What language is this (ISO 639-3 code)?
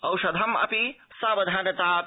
san